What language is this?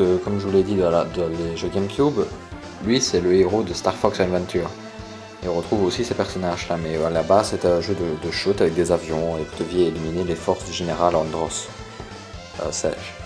French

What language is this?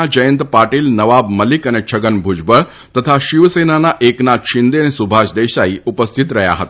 Gujarati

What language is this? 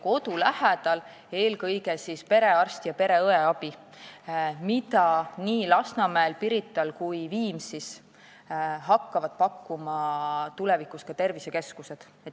Estonian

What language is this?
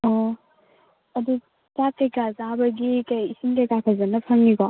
Manipuri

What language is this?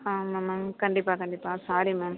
Tamil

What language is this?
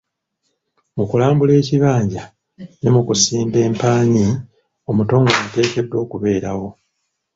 Ganda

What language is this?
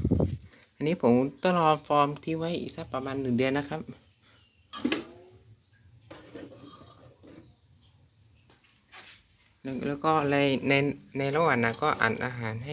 Thai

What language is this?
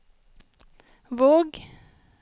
Norwegian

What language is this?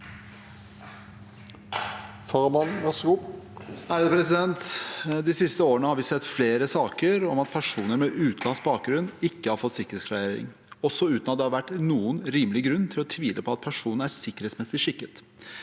Norwegian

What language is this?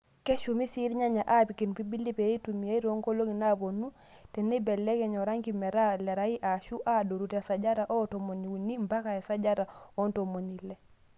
Masai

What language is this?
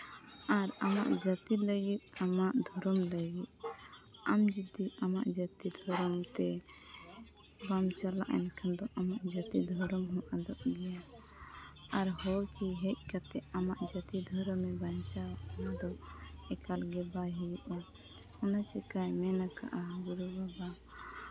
Santali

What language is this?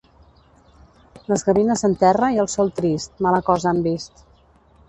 Catalan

